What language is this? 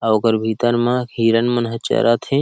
Chhattisgarhi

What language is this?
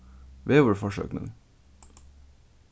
Faroese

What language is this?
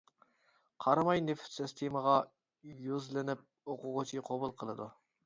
Uyghur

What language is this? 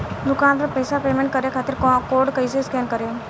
Bhojpuri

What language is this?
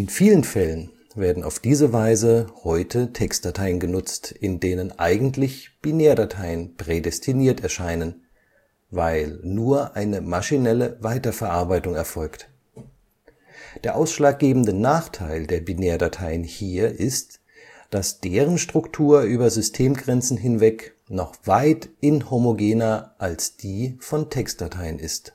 German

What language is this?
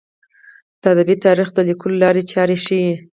Pashto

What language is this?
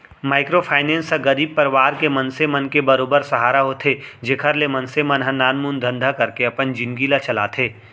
Chhattisgarhi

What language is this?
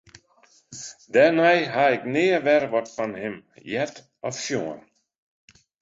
Western Frisian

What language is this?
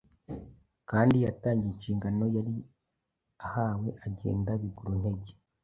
Kinyarwanda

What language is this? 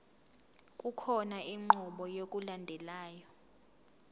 Zulu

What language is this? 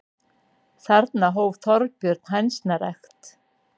Icelandic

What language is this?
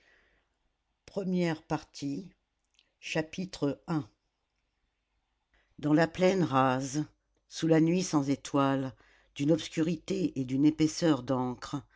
French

